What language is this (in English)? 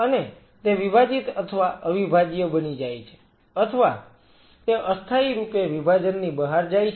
Gujarati